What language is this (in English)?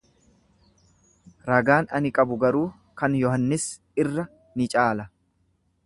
Oromo